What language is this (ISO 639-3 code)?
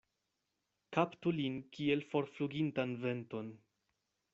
epo